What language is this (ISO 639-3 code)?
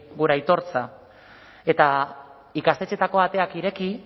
eus